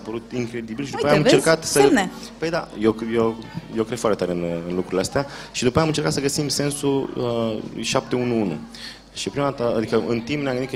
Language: Romanian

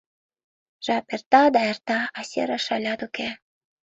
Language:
Mari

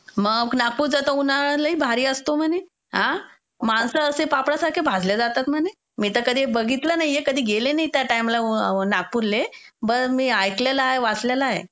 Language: Marathi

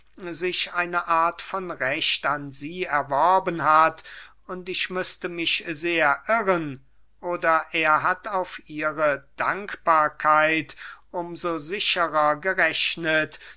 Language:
German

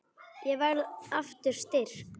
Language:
Icelandic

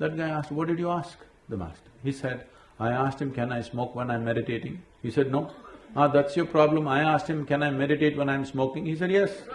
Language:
English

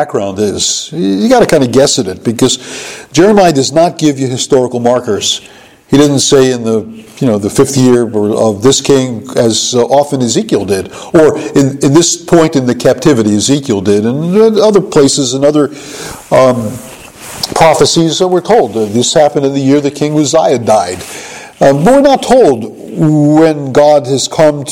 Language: English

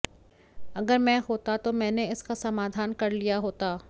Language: Hindi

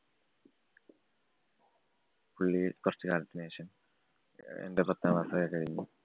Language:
Malayalam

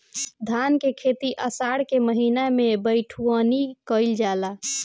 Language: Bhojpuri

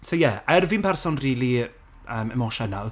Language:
Welsh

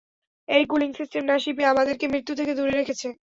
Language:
Bangla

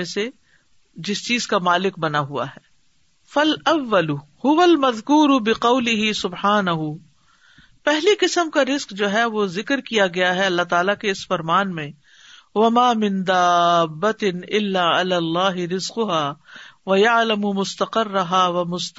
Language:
Urdu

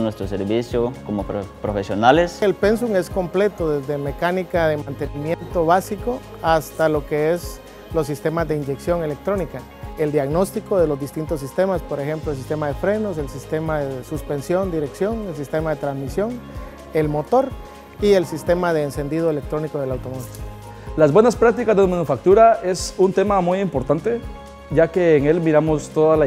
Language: Spanish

